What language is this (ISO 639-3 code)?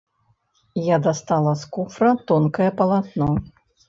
bel